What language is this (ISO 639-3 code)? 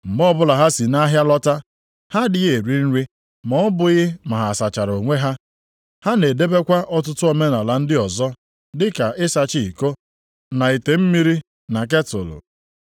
ibo